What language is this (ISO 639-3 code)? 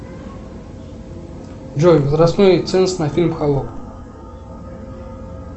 rus